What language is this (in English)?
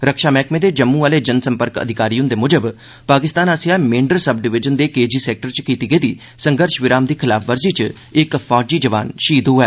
Dogri